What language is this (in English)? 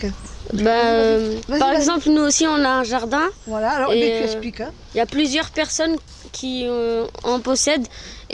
French